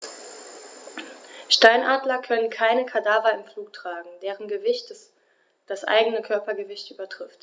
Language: German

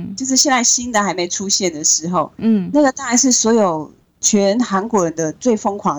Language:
Chinese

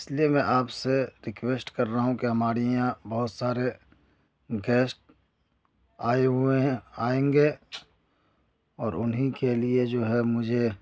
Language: Urdu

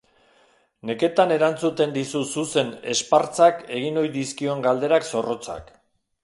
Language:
Basque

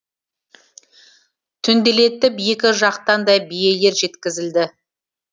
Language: Kazakh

